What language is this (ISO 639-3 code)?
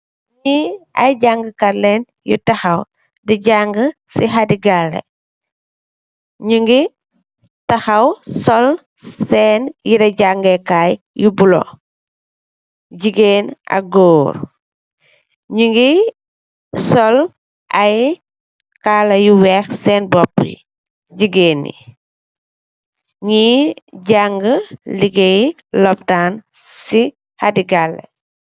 wol